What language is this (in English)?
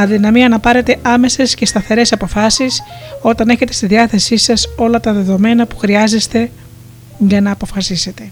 Greek